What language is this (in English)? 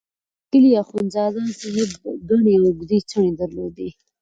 Pashto